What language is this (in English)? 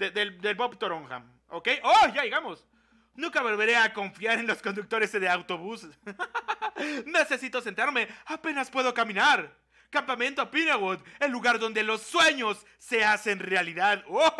Spanish